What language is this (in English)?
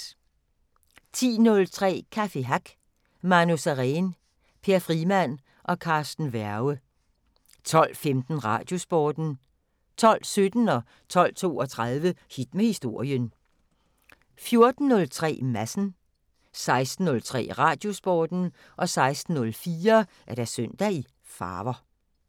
Danish